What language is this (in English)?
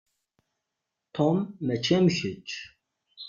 Kabyle